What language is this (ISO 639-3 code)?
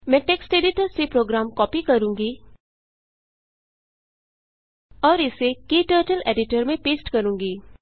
hin